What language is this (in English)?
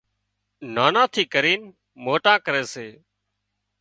Wadiyara Koli